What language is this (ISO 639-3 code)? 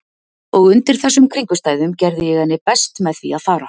isl